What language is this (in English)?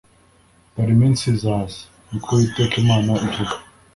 Kinyarwanda